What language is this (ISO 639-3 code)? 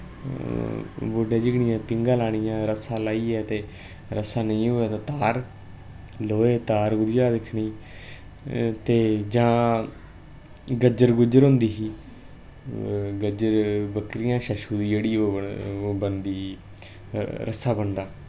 doi